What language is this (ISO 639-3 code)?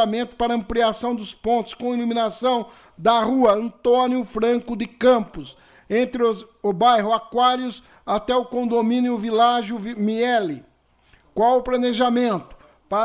por